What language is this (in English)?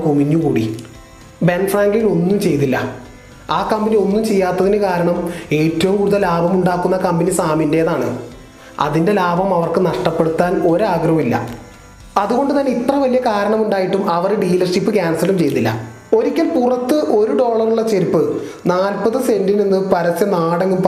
Malayalam